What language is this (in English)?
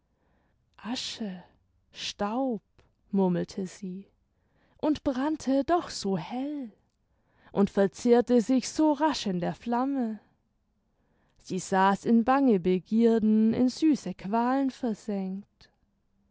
German